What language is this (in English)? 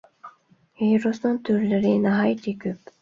Uyghur